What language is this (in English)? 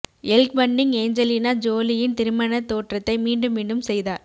Tamil